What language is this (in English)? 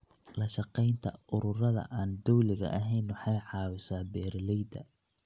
Somali